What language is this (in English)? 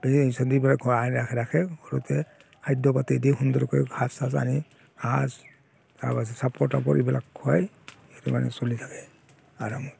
Assamese